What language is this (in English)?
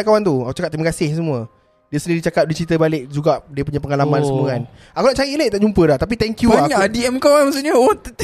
Malay